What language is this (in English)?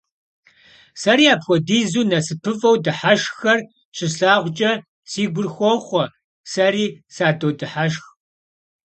Kabardian